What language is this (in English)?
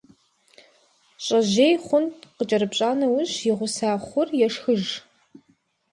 Kabardian